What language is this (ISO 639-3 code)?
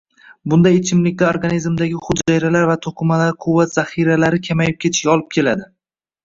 uzb